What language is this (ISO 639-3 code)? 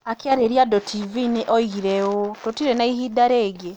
kik